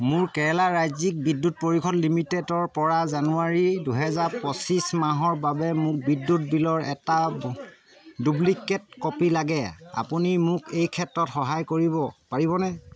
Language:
Assamese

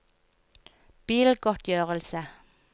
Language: Norwegian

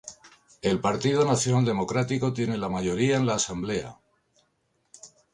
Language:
Spanish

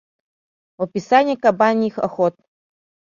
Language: Mari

